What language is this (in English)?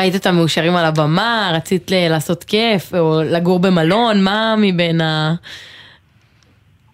Hebrew